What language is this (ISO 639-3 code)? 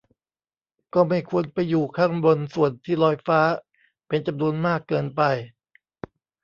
tha